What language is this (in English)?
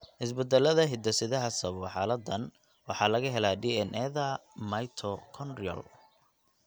Somali